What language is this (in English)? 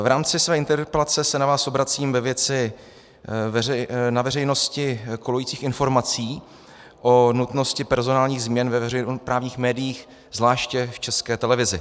Czech